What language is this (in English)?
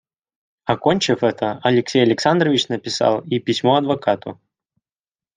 Russian